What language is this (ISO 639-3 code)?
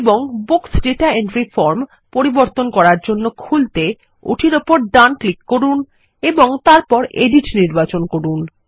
ben